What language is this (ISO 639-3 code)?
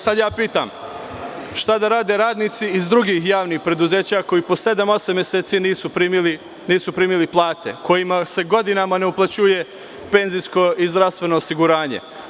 srp